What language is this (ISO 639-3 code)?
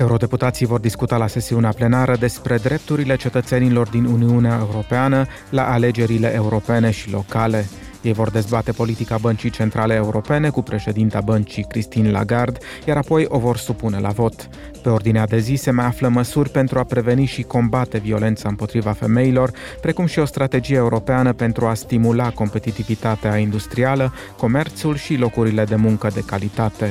ron